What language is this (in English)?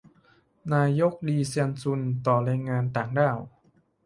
Thai